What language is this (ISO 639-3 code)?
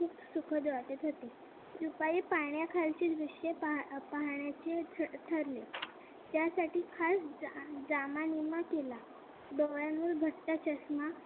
mar